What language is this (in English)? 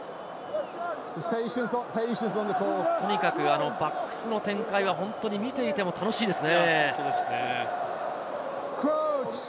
Japanese